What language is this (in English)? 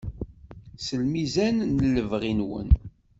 Kabyle